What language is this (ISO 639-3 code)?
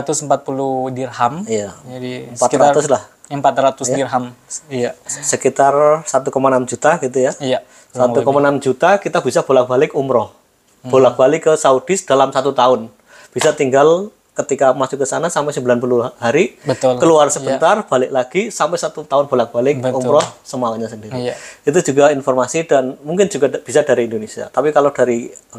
ind